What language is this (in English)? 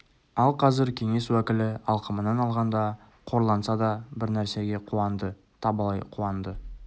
Kazakh